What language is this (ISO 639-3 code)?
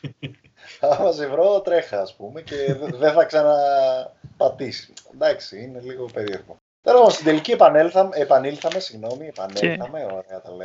ell